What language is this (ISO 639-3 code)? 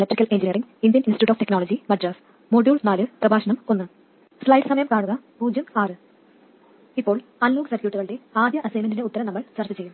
mal